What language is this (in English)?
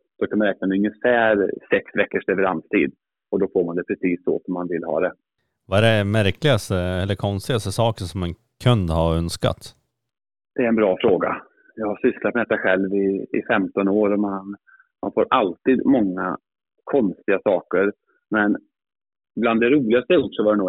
Swedish